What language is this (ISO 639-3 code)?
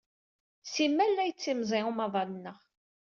kab